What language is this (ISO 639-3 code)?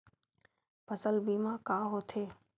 hne